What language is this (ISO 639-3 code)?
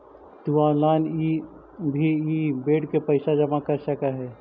mag